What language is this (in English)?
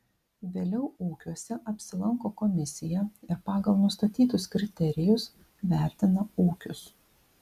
Lithuanian